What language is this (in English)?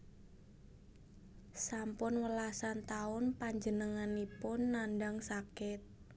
Javanese